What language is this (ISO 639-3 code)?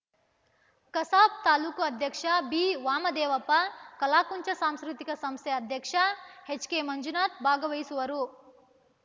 kan